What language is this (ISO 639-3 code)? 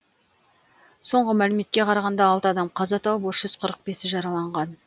kaz